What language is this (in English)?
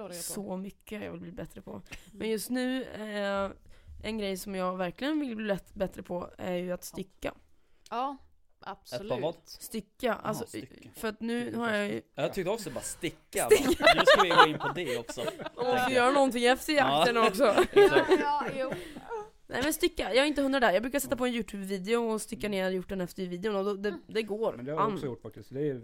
Swedish